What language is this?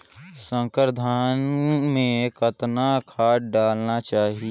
Chhattisgarhi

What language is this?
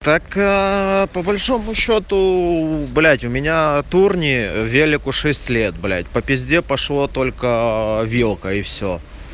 Russian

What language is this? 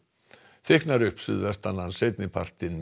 Icelandic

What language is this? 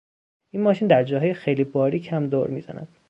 Persian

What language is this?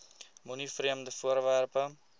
Afrikaans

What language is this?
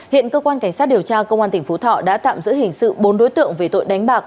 Vietnamese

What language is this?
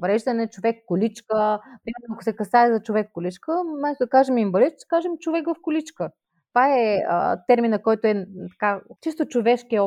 Bulgarian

